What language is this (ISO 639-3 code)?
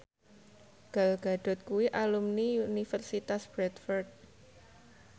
jav